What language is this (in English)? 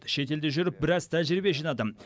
Kazakh